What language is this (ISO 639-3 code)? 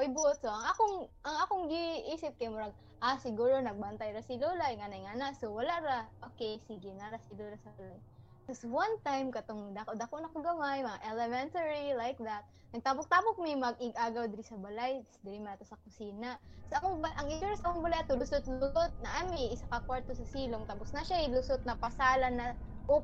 fil